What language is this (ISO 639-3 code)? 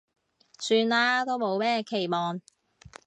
yue